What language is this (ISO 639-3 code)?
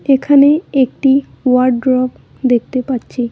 ben